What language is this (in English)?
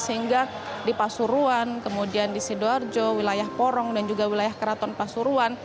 Indonesian